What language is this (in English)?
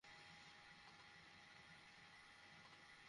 Bangla